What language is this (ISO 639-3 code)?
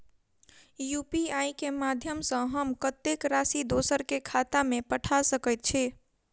mai